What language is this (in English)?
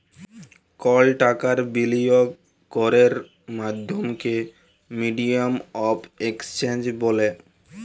Bangla